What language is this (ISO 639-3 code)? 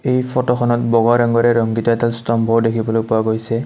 asm